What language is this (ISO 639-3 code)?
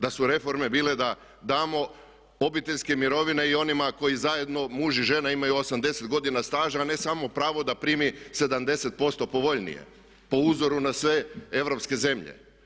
hrv